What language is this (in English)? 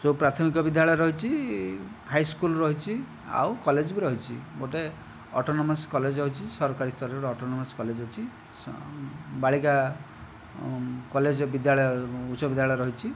Odia